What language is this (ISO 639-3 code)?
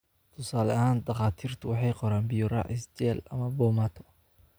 som